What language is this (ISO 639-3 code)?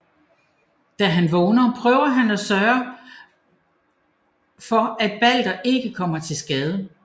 dan